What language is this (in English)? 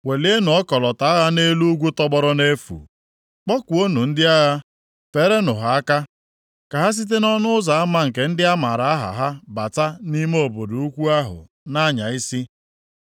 Igbo